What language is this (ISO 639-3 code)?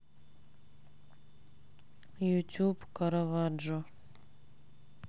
rus